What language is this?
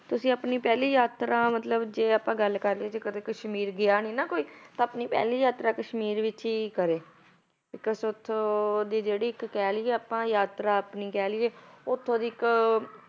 Punjabi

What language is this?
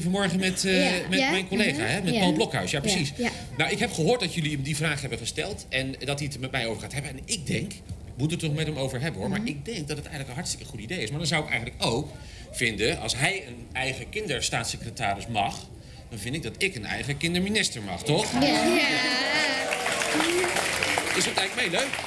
Dutch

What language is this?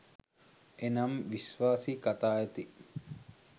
Sinhala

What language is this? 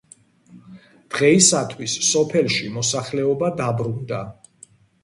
Georgian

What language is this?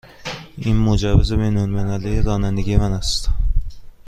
Persian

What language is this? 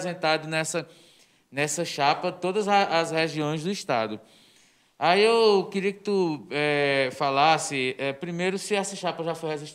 Portuguese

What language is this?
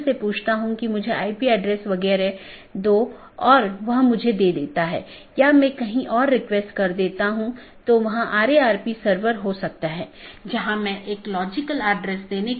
Hindi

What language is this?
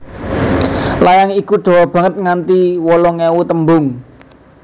Javanese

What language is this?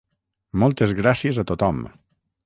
Catalan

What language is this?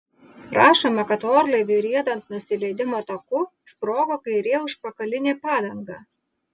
Lithuanian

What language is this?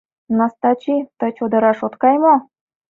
Mari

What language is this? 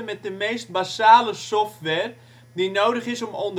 Dutch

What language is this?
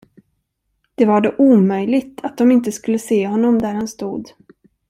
Swedish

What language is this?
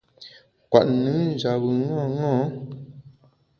Bamun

